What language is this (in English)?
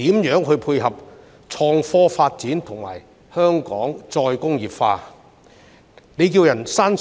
Cantonese